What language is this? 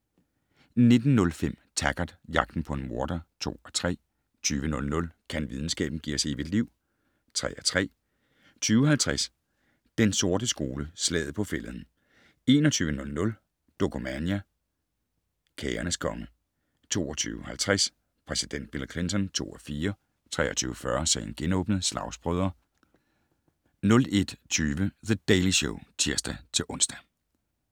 Danish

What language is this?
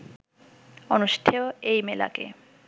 Bangla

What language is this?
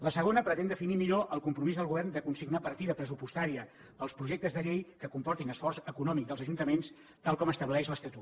Catalan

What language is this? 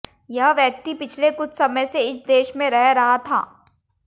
Hindi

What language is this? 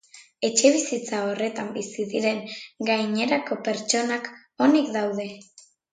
Basque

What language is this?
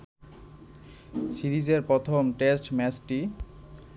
Bangla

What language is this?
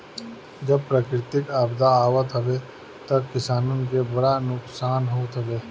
Bhojpuri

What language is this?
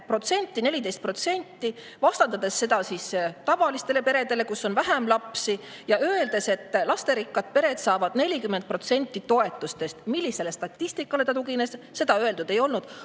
Estonian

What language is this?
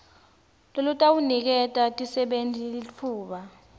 Swati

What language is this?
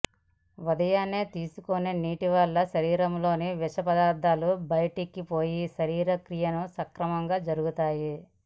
Telugu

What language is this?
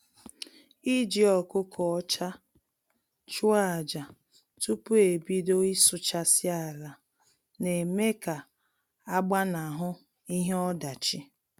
Igbo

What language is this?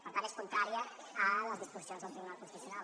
Catalan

